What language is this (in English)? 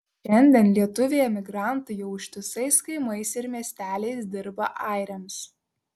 Lithuanian